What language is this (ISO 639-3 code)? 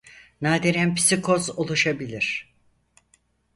tur